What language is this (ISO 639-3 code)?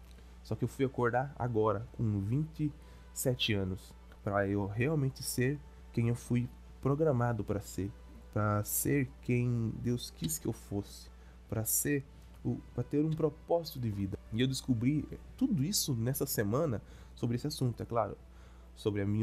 por